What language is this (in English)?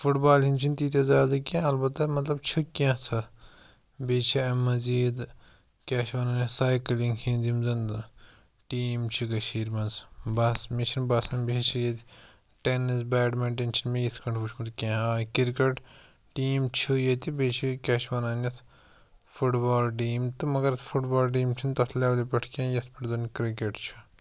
Kashmiri